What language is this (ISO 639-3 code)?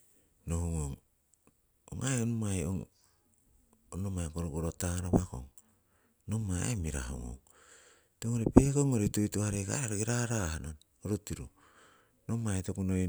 siw